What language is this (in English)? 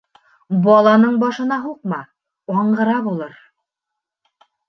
Bashkir